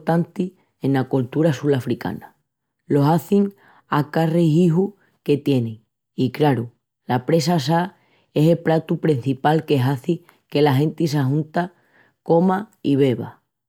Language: Extremaduran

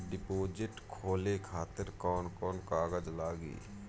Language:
Bhojpuri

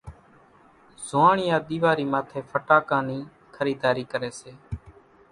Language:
Kachi Koli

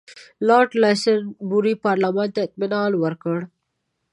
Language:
Pashto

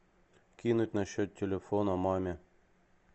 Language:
Russian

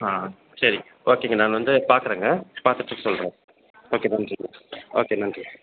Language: Tamil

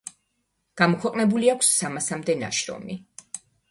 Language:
Georgian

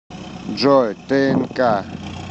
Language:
Russian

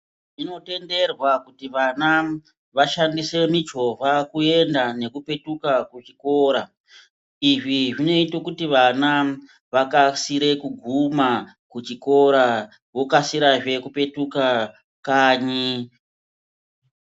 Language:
Ndau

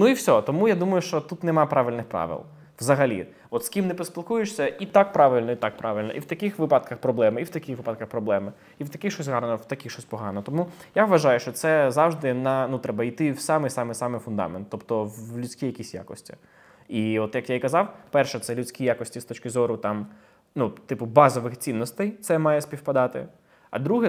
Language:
Ukrainian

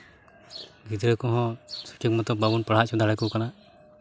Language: Santali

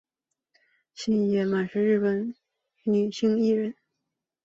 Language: Chinese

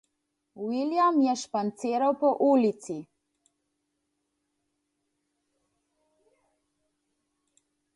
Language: Slovenian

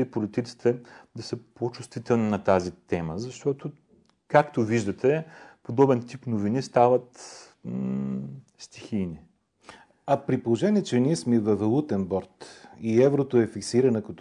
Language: Bulgarian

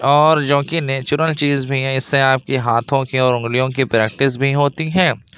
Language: Urdu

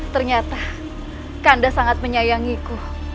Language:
Indonesian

